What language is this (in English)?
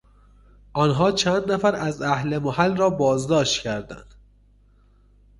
Persian